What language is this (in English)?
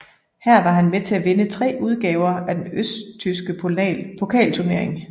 Danish